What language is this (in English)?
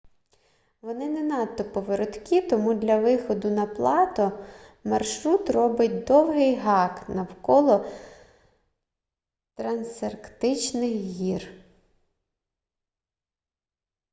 Ukrainian